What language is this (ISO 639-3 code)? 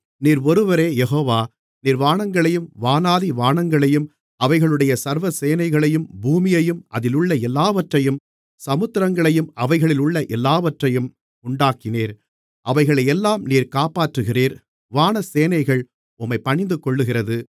tam